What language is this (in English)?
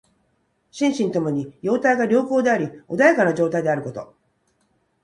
Japanese